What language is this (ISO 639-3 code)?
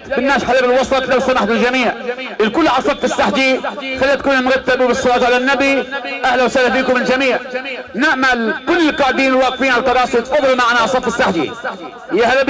ara